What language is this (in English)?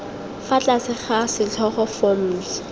Tswana